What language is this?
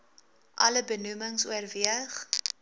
Afrikaans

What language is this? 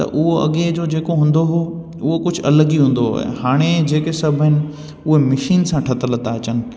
Sindhi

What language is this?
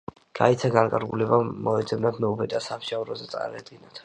Georgian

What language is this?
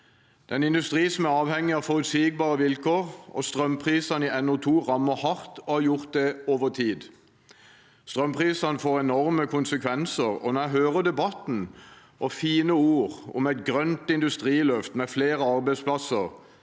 Norwegian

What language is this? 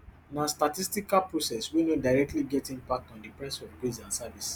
Nigerian Pidgin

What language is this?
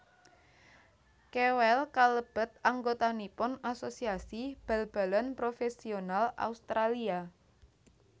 Javanese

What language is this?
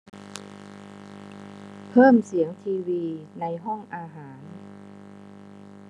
Thai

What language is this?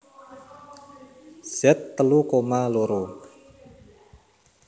Javanese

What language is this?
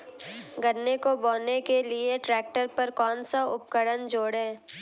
Hindi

